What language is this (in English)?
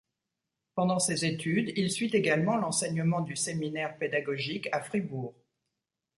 French